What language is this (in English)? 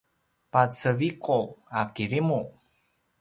Paiwan